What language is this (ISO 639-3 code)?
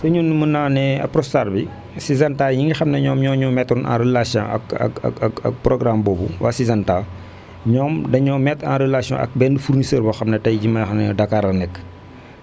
wol